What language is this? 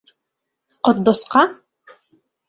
Bashkir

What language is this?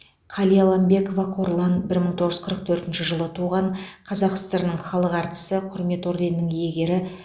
Kazakh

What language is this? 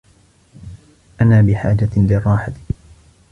Arabic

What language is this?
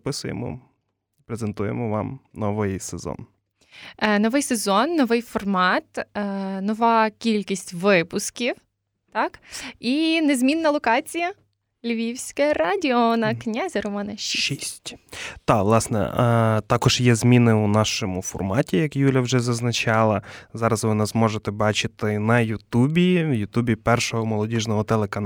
Ukrainian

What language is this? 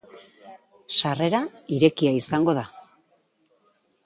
Basque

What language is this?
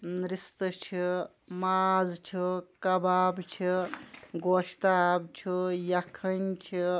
Kashmiri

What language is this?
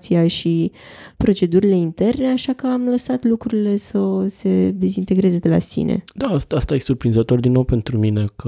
Romanian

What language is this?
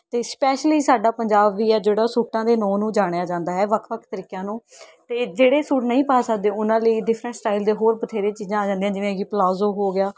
Punjabi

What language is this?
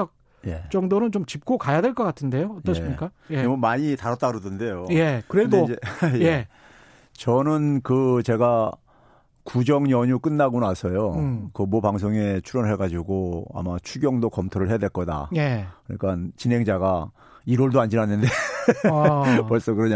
Korean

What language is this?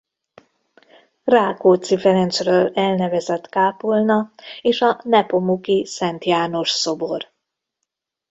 Hungarian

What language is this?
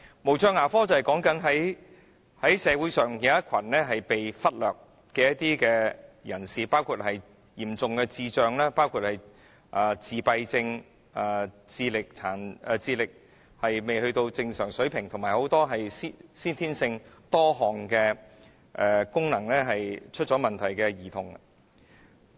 Cantonese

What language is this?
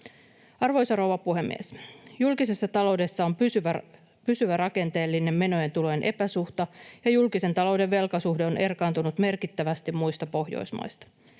Finnish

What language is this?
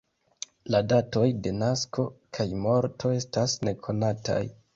Esperanto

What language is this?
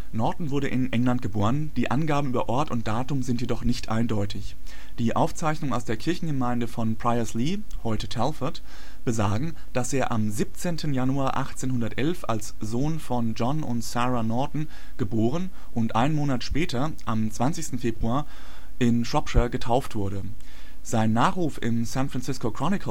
German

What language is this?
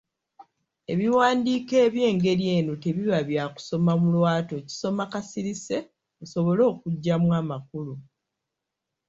Ganda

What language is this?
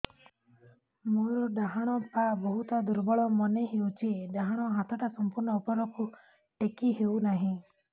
Odia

